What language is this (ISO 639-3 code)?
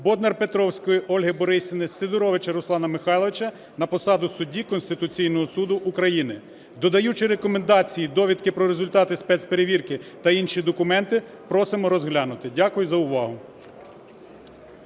ukr